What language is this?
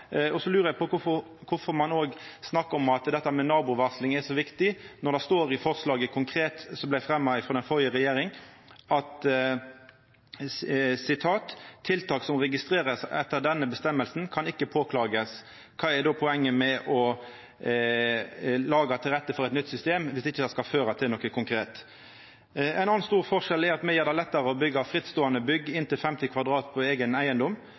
Norwegian Nynorsk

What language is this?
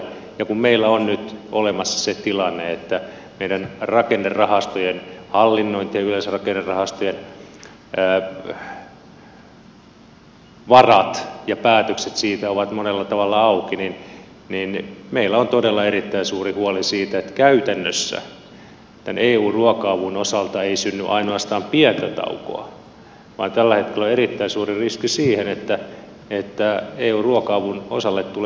Finnish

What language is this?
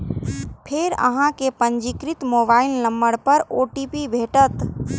Maithili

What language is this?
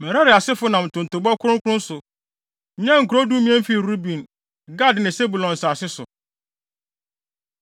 Akan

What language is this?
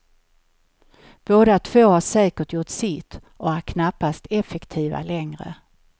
Swedish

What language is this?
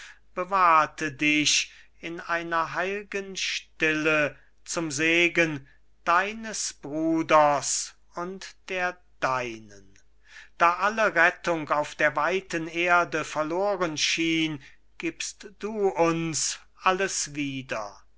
German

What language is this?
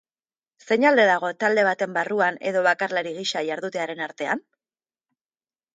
Basque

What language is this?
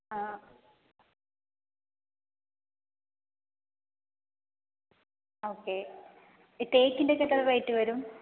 Malayalam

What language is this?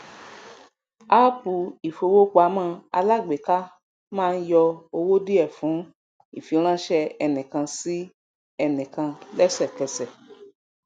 Yoruba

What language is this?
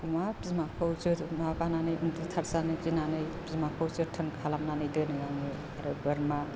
Bodo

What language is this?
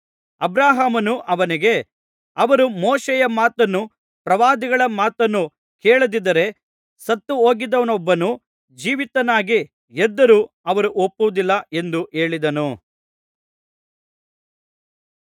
Kannada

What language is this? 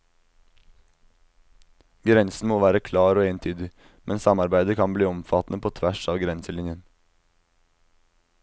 Norwegian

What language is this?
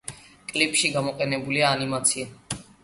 Georgian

